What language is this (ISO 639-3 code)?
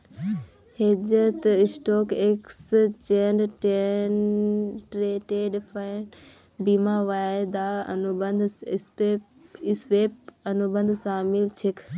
mag